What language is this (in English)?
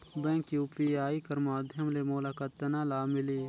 Chhattisgarhi